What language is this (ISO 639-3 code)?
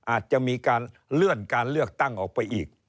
tha